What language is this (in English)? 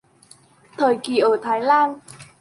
Vietnamese